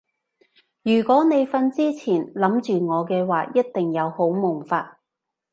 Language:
Cantonese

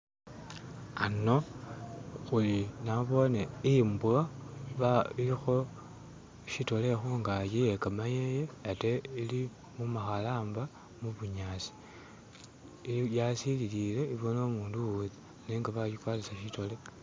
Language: Masaaba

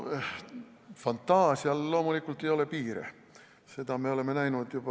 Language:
Estonian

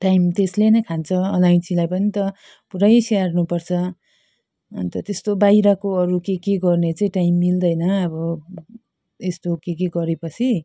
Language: Nepali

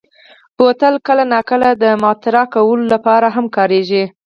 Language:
Pashto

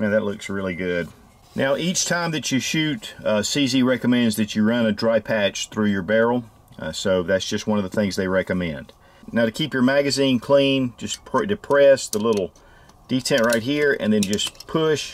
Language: English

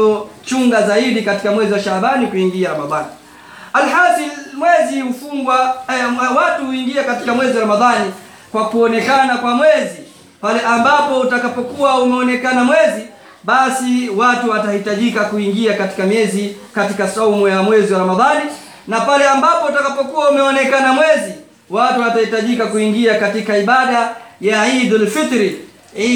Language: Swahili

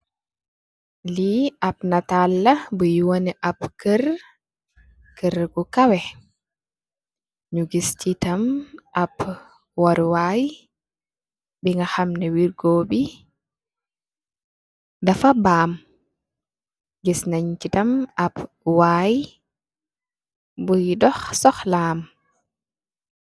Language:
Wolof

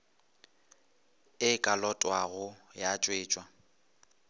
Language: Northern Sotho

